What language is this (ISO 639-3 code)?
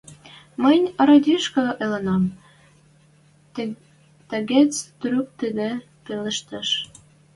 mrj